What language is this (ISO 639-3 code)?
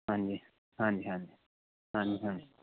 pan